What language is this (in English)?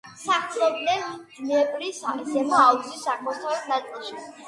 Georgian